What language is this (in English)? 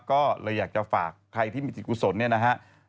Thai